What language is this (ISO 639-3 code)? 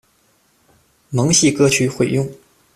zho